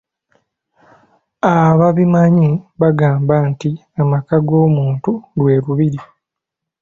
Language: Ganda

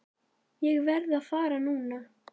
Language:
Icelandic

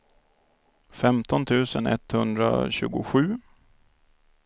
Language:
Swedish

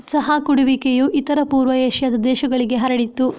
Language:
Kannada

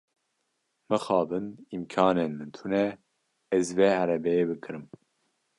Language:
Kurdish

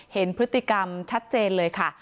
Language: Thai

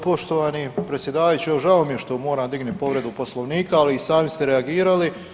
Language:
Croatian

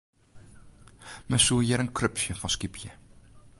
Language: Western Frisian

